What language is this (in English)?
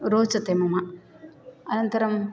Sanskrit